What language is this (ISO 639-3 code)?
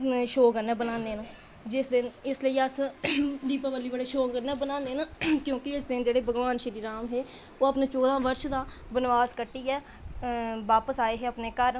doi